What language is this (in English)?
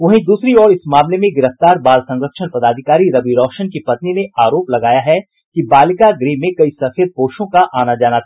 Hindi